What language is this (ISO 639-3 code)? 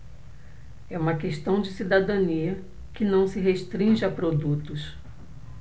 por